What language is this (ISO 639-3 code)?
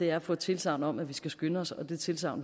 dan